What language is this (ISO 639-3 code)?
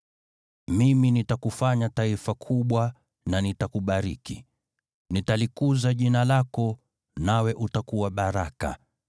swa